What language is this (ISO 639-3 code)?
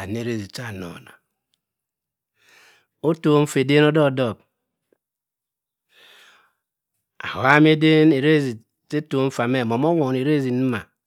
mfn